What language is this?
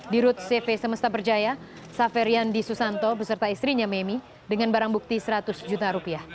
Indonesian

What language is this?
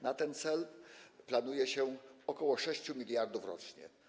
Polish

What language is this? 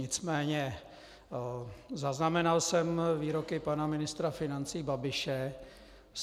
Czech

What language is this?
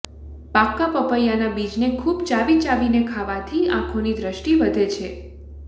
Gujarati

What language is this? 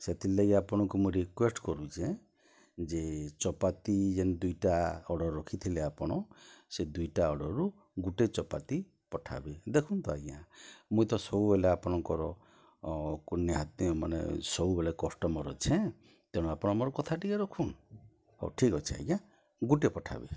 Odia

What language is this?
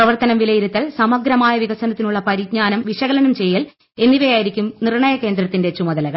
Malayalam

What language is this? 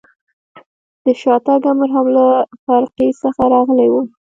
Pashto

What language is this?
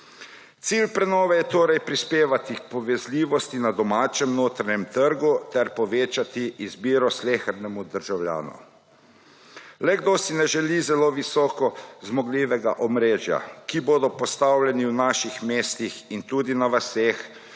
Slovenian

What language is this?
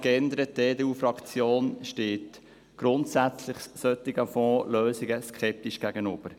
Swiss German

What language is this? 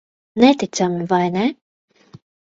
Latvian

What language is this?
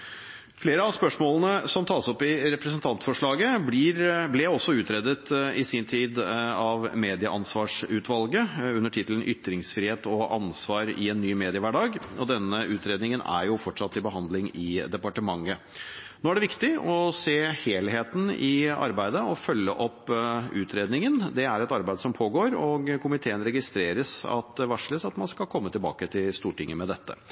Norwegian Bokmål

